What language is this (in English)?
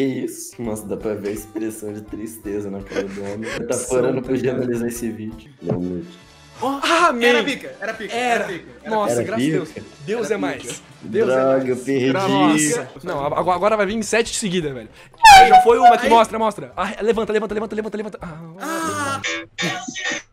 Portuguese